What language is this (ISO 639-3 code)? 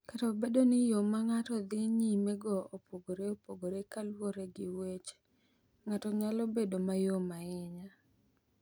luo